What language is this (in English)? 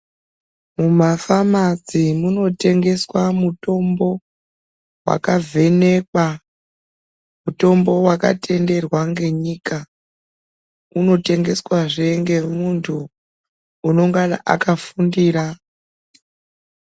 Ndau